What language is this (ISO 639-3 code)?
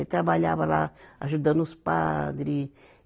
por